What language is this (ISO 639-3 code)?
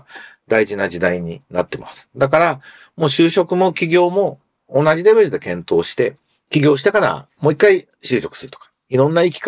jpn